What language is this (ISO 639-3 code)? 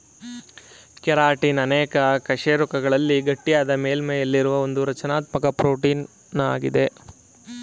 kan